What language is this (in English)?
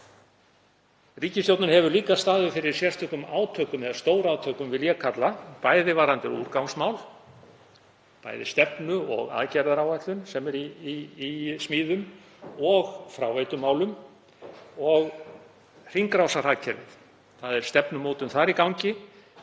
Icelandic